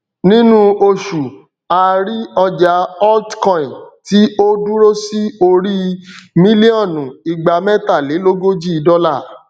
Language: Yoruba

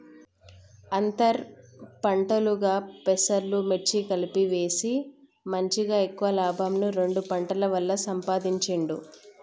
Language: Telugu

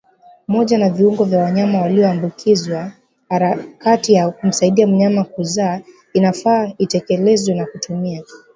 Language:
Swahili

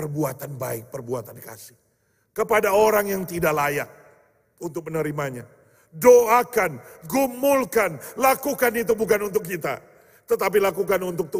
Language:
Indonesian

